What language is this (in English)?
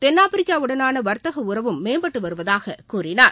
Tamil